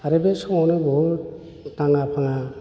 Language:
Bodo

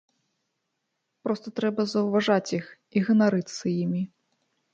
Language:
Belarusian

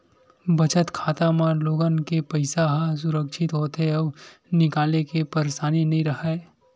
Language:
Chhattisgarhi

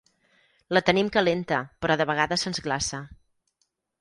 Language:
Catalan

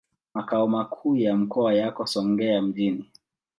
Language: Swahili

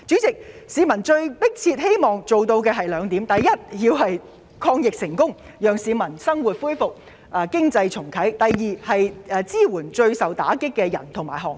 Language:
Cantonese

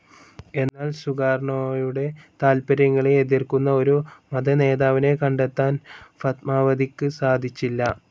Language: Malayalam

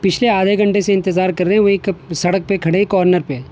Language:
Urdu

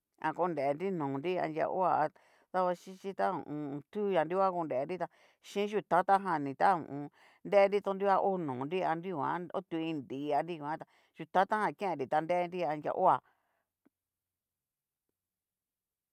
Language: Cacaloxtepec Mixtec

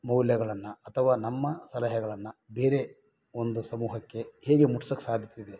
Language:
Kannada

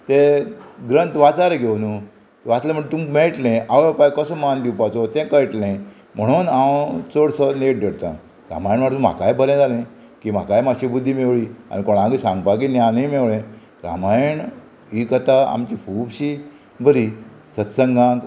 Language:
Konkani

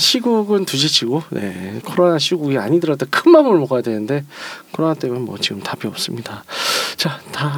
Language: Korean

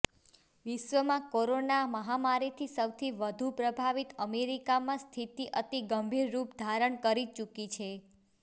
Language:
Gujarati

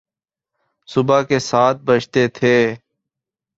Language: Urdu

